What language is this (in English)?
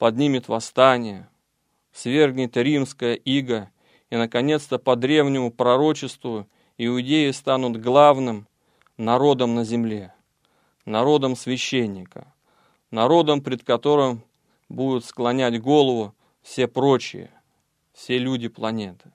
Russian